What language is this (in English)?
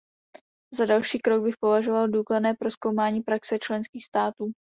Czech